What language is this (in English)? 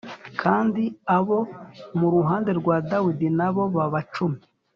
Kinyarwanda